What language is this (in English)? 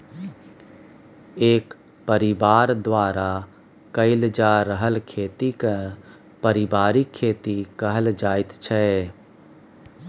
Maithili